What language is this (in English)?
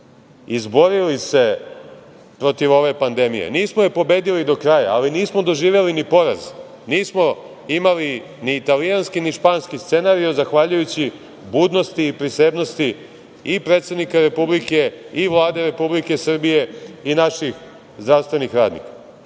Serbian